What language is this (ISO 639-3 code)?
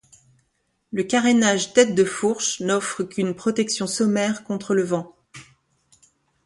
fra